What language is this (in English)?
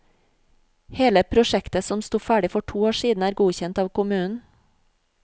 Norwegian